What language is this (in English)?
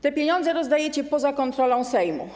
Polish